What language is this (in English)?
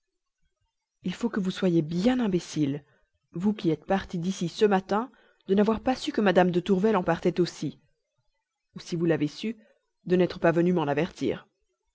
French